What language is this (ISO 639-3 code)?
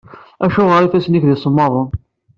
kab